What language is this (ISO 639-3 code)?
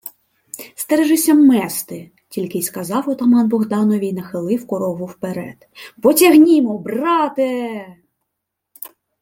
ukr